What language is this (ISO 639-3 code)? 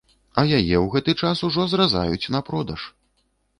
bel